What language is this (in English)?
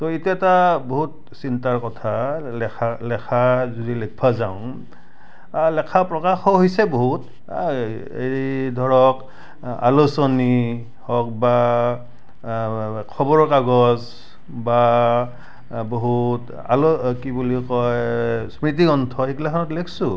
Assamese